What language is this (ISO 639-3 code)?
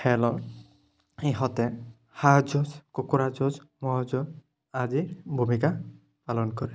asm